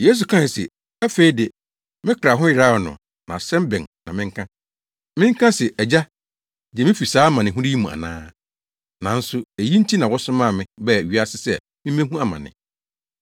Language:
Akan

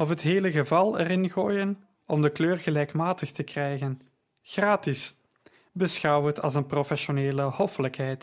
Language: Dutch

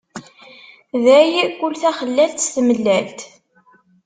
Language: Kabyle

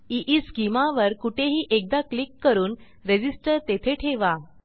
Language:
Marathi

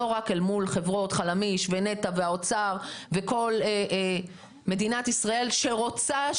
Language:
Hebrew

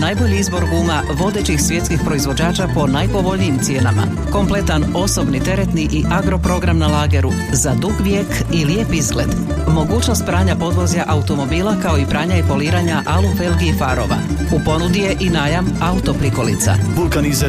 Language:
Croatian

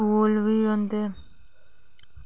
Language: Dogri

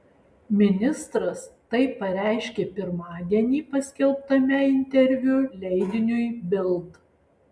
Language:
Lithuanian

